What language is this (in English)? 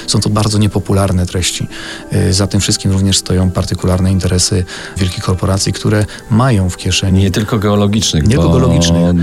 Polish